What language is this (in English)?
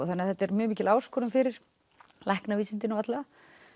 Icelandic